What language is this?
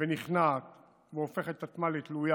Hebrew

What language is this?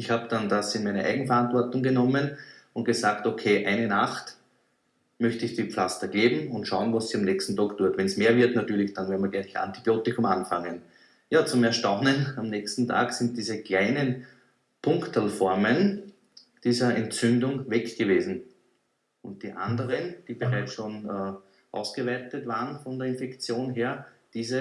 German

